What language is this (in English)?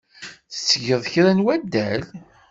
Kabyle